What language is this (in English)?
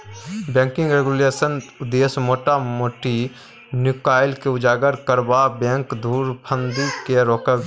Maithili